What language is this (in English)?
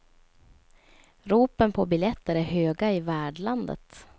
Swedish